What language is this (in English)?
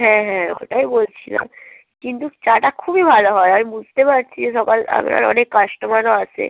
Bangla